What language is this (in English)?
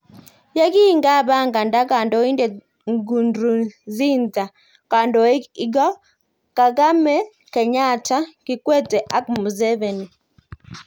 Kalenjin